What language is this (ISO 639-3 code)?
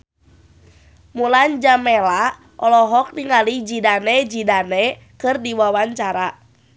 sun